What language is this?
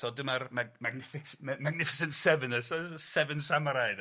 Welsh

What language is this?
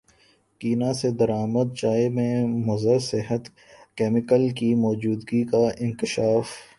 Urdu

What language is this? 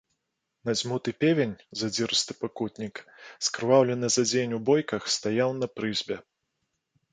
Belarusian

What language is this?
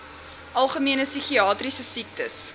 Afrikaans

